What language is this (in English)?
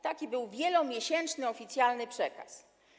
Polish